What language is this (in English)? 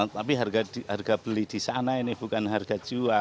Indonesian